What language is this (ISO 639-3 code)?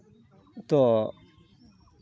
sat